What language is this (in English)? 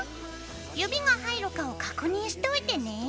Japanese